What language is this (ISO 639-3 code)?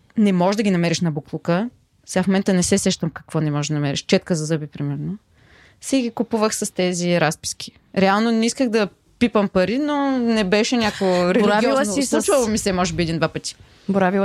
bul